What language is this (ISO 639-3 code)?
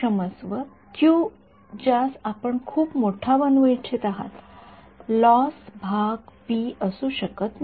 mar